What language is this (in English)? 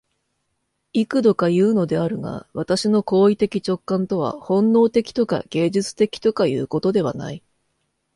Japanese